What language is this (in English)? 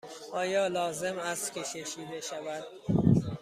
Persian